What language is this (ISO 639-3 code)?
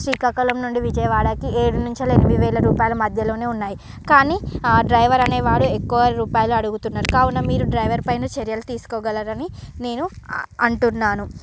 tel